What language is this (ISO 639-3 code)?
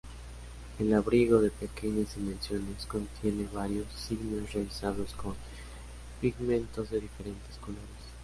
spa